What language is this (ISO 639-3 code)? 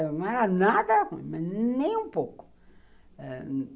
por